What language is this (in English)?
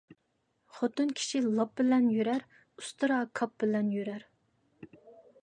Uyghur